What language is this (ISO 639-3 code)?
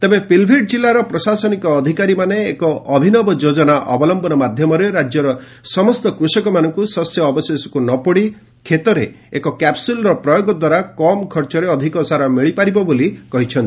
ori